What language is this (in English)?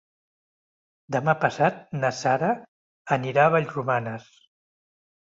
Catalan